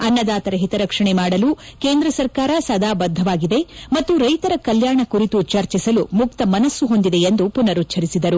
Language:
Kannada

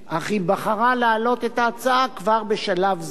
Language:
Hebrew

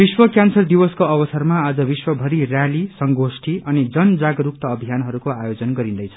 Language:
Nepali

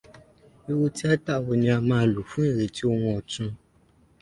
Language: Yoruba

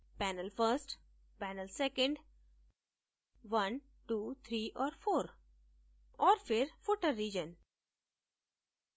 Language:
Hindi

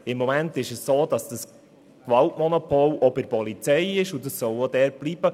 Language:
Swiss German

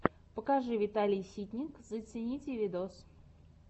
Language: Russian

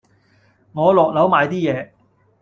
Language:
Cantonese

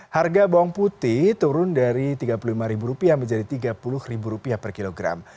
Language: Indonesian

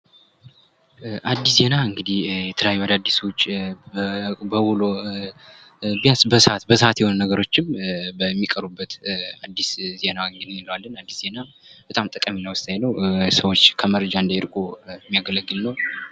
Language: Amharic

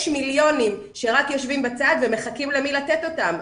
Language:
Hebrew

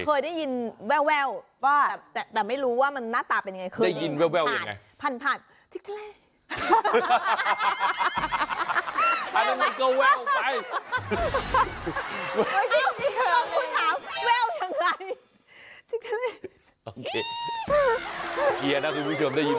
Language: Thai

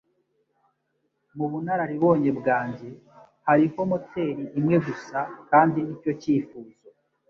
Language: Kinyarwanda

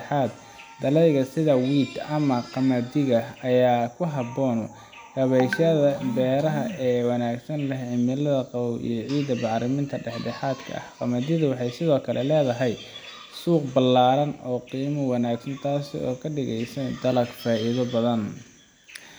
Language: Somali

